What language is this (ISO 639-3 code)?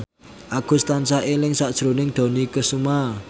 jav